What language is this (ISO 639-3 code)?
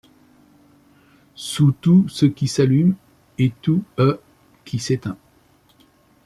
fra